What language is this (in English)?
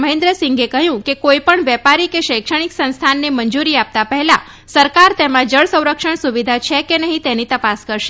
Gujarati